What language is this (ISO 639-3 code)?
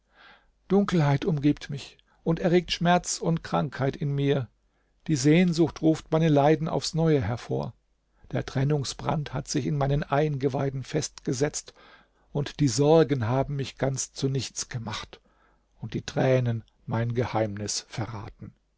deu